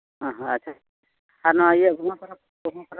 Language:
Santali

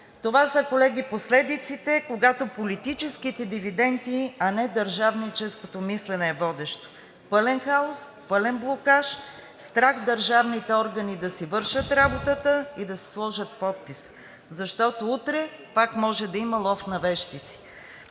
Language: Bulgarian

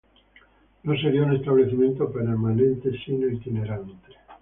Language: Spanish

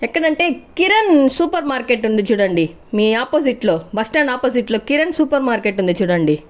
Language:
Telugu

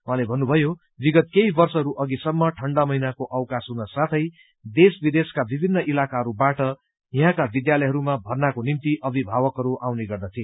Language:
Nepali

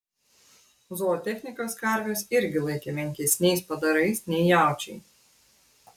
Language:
Lithuanian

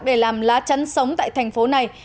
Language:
Vietnamese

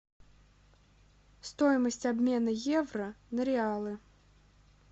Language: Russian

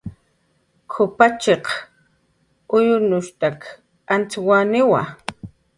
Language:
Jaqaru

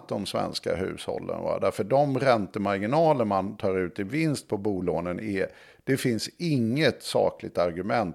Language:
Swedish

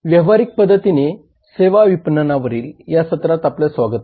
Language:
Marathi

